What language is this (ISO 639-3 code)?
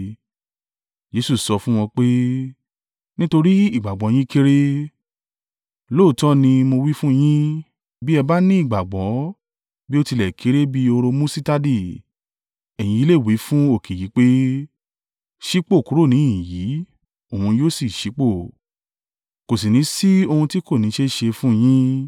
yor